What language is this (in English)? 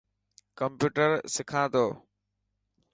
Dhatki